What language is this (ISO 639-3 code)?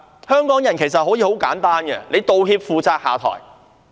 yue